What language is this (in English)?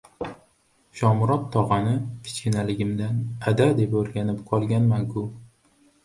Uzbek